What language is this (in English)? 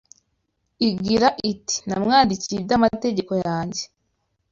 Kinyarwanda